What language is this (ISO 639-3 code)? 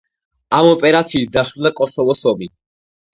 kat